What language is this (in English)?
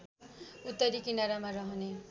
Nepali